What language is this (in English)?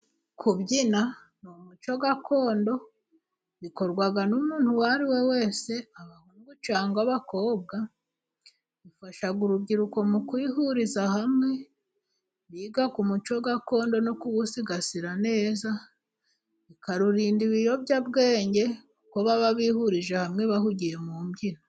Kinyarwanda